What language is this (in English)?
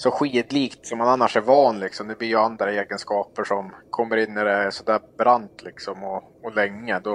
Swedish